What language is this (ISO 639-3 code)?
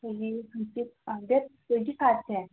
mni